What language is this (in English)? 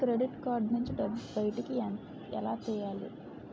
Telugu